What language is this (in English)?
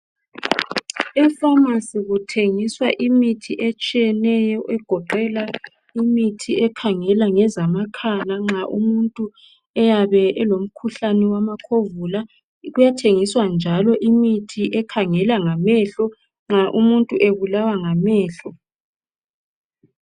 North Ndebele